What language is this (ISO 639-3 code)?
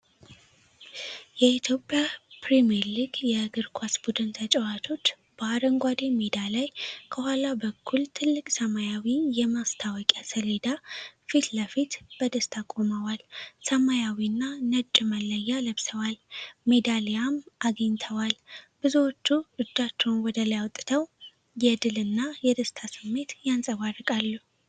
amh